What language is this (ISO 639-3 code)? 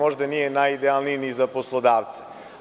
srp